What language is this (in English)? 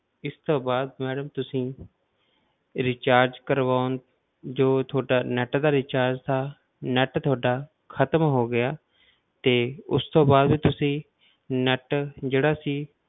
Punjabi